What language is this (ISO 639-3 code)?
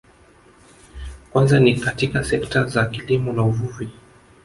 swa